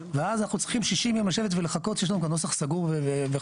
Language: Hebrew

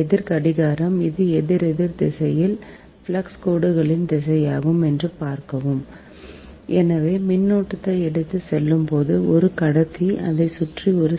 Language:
Tamil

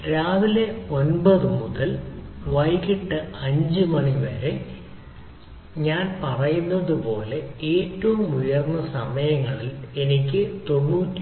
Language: Malayalam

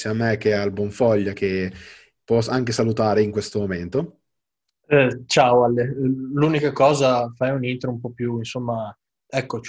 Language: Italian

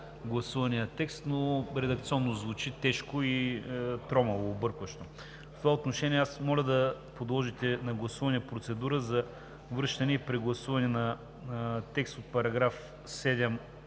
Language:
Bulgarian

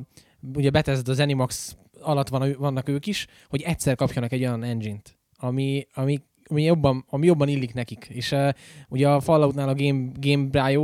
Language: Hungarian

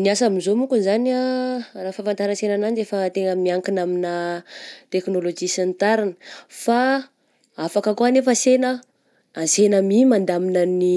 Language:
Southern Betsimisaraka Malagasy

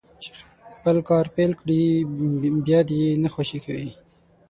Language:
Pashto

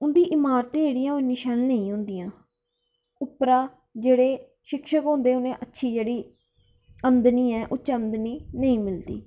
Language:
Dogri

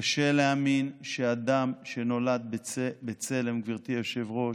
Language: Hebrew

